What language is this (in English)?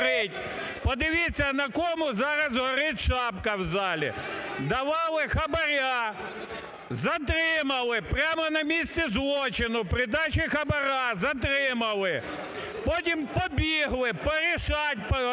Ukrainian